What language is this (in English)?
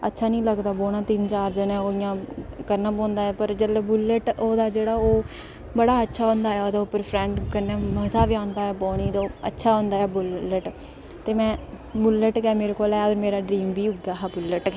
Dogri